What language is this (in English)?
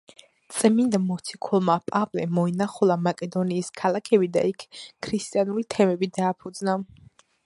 Georgian